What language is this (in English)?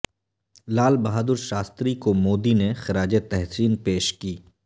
Urdu